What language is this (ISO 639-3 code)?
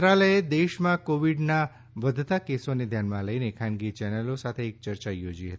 guj